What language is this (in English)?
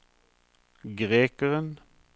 Norwegian